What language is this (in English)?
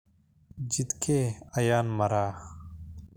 Somali